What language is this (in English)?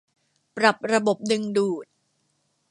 Thai